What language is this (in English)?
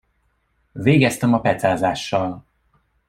Hungarian